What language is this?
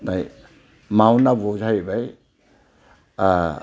Bodo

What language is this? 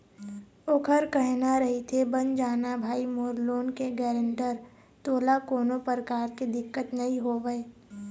Chhattisgarhi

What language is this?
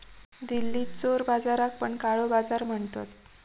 Marathi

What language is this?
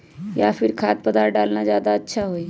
Magahi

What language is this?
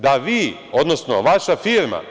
Serbian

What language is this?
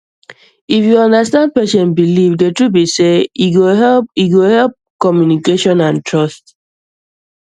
Nigerian Pidgin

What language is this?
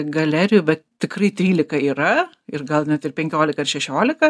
Lithuanian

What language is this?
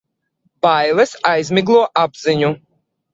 Latvian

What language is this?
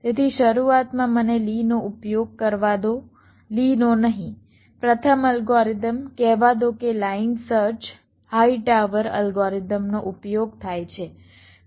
Gujarati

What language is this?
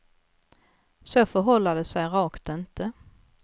Swedish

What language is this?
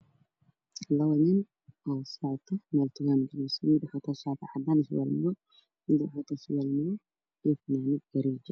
Somali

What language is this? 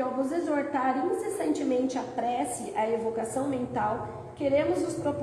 Portuguese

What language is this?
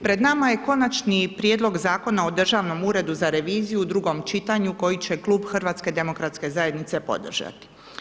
Croatian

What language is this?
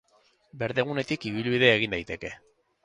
Basque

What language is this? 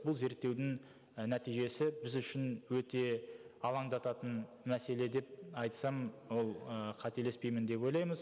Kazakh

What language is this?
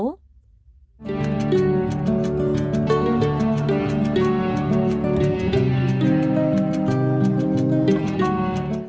Vietnamese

